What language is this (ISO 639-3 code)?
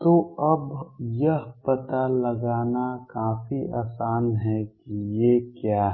hin